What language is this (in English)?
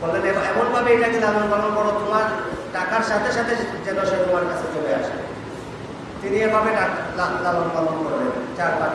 Indonesian